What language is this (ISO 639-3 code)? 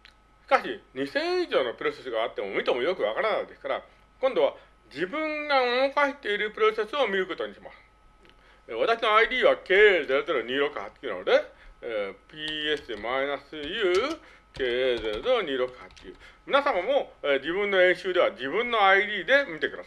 jpn